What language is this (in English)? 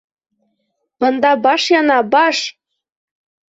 Bashkir